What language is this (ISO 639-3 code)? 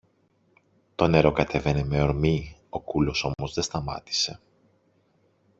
ell